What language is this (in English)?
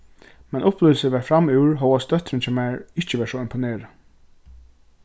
Faroese